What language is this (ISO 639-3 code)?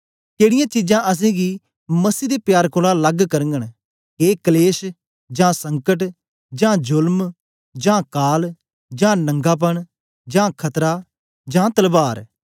doi